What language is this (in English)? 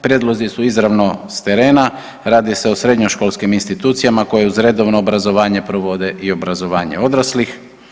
Croatian